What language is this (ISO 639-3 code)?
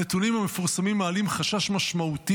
heb